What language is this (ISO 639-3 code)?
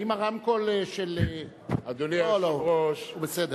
heb